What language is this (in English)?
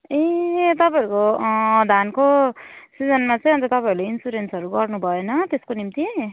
Nepali